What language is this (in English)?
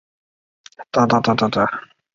Chinese